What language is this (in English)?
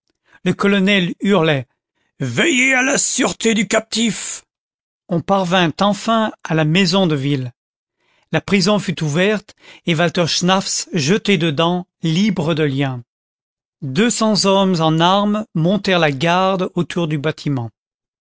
French